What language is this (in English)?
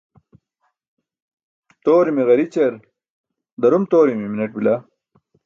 Burushaski